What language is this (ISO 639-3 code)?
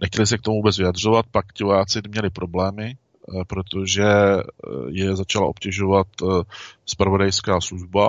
ces